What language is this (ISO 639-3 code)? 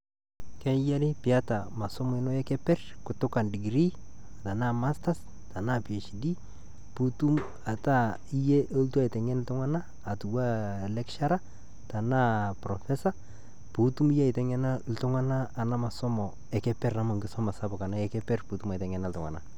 mas